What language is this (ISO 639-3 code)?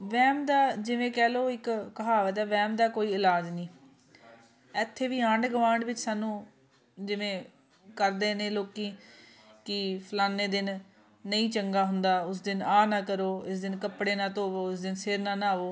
pan